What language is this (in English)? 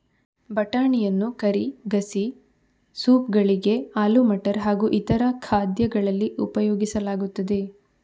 Kannada